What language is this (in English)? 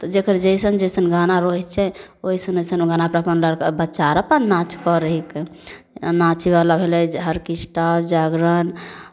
Maithili